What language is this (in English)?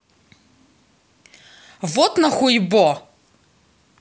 Russian